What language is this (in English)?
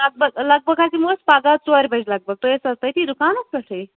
Kashmiri